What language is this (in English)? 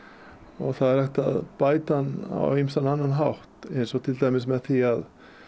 Icelandic